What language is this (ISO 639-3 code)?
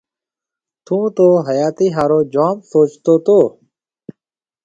mve